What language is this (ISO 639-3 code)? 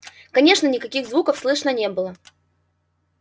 rus